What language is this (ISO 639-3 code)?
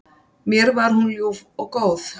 isl